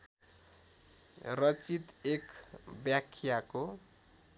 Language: Nepali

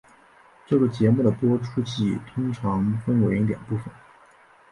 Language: Chinese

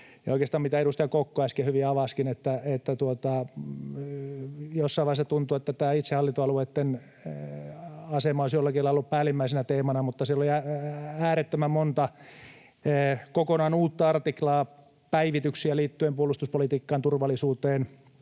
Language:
Finnish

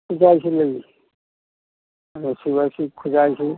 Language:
Manipuri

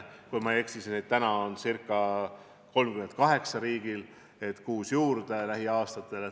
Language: Estonian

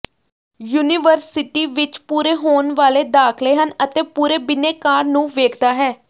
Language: Punjabi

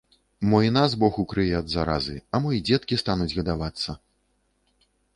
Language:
Belarusian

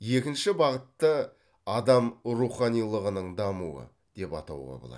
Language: Kazakh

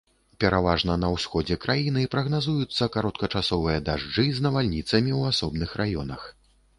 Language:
Belarusian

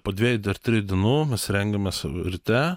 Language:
Lithuanian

